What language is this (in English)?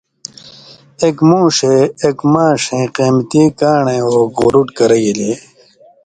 Indus Kohistani